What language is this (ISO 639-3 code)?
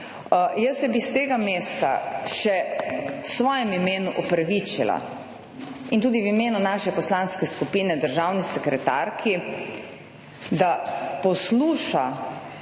slv